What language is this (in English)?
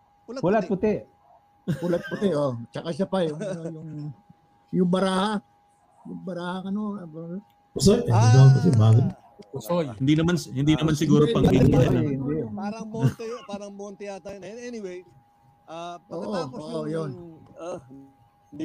Filipino